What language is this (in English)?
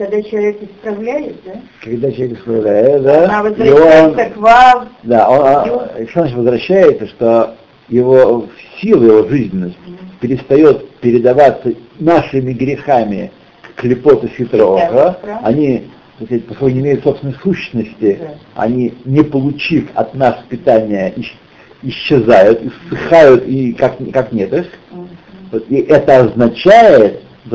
Russian